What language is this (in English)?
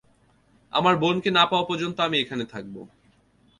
Bangla